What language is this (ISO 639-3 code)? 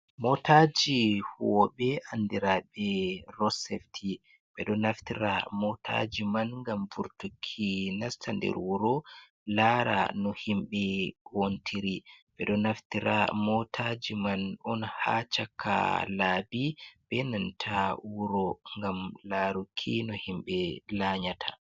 ful